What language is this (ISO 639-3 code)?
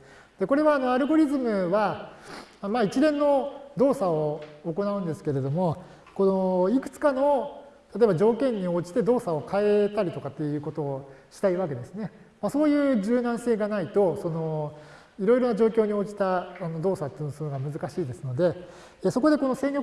jpn